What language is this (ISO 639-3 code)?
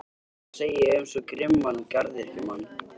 isl